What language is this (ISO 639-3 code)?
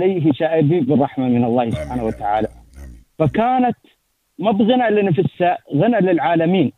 ara